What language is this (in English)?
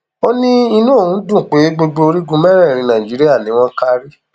Yoruba